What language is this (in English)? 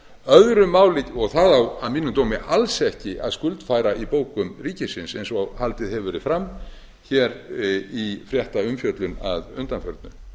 Icelandic